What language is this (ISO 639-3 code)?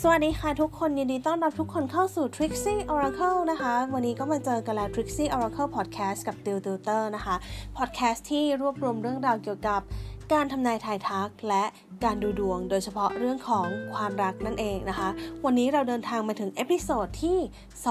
tha